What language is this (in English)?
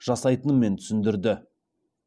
Kazakh